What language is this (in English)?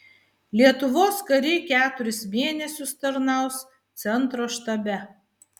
Lithuanian